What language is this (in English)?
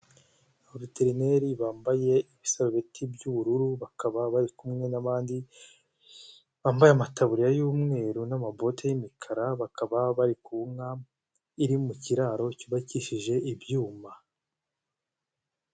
Kinyarwanda